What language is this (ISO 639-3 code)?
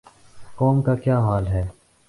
urd